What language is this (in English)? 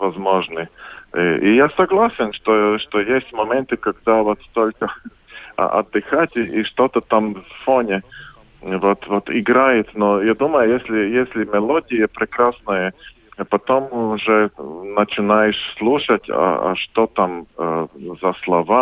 Russian